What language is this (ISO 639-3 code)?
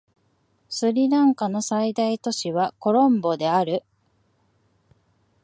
jpn